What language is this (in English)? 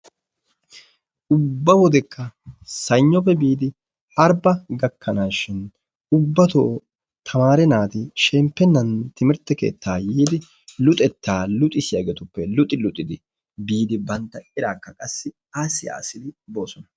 Wolaytta